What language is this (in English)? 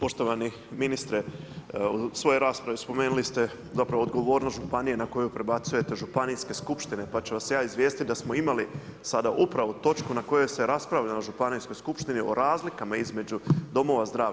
Croatian